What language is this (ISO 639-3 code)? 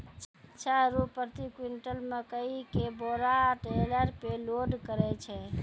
mai